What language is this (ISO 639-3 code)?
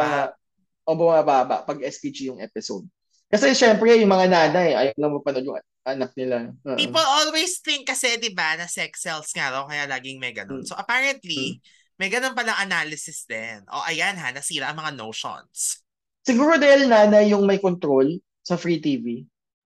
fil